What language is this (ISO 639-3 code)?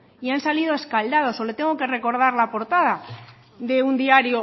spa